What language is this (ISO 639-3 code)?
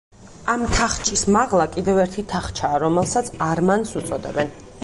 kat